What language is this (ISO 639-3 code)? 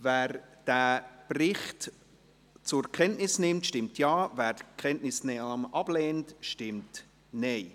gsw